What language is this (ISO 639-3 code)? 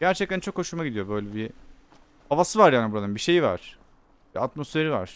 tur